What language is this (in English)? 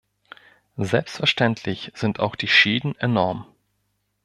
German